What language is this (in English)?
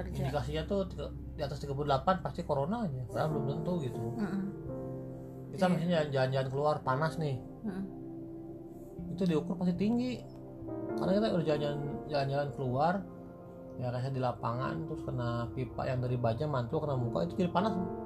Indonesian